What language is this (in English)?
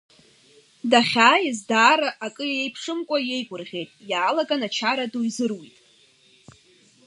Abkhazian